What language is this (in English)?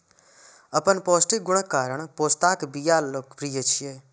Maithili